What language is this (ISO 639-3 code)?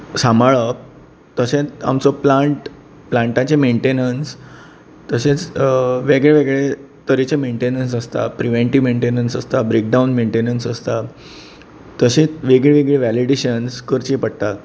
kok